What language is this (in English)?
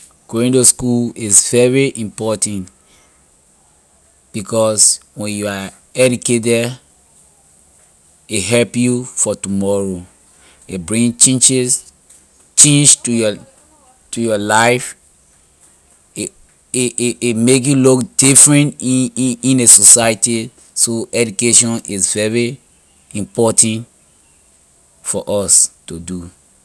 Liberian English